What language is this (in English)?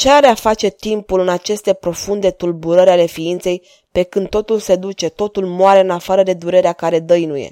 Romanian